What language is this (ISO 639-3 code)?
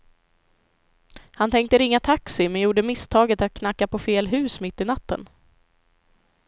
swe